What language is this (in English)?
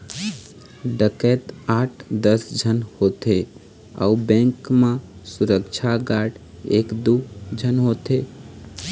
Chhattisgarhi